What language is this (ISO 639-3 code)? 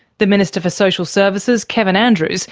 eng